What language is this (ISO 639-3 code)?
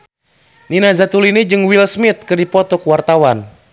sun